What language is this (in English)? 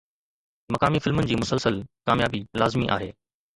Sindhi